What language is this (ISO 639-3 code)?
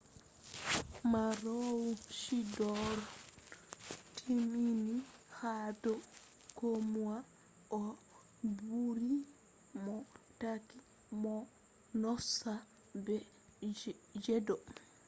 ful